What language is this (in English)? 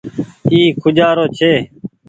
Goaria